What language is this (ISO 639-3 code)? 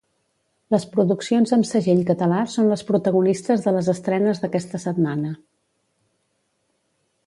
cat